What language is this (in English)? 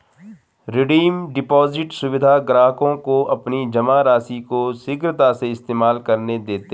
Hindi